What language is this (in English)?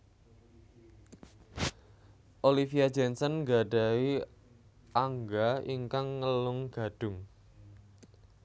Javanese